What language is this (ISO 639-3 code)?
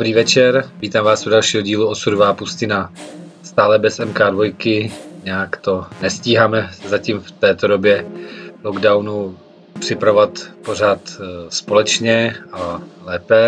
ces